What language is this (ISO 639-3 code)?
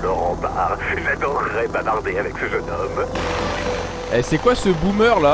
fra